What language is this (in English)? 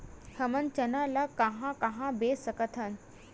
Chhattisgarhi